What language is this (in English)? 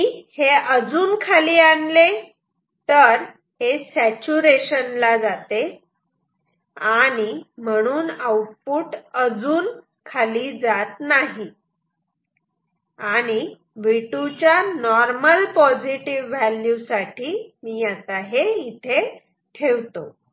Marathi